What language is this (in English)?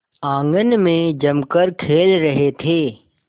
Hindi